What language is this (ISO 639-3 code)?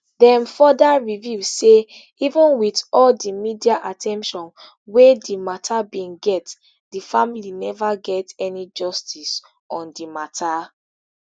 pcm